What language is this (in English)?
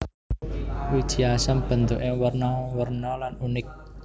Javanese